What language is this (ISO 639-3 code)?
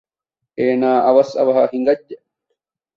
div